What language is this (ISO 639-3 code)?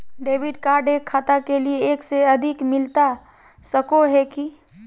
mag